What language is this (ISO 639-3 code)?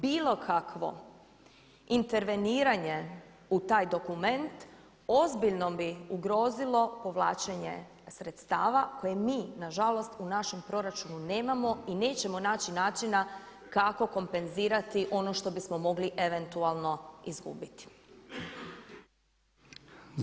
hrv